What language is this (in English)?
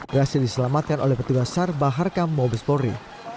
Indonesian